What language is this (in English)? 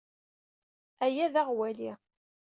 Kabyle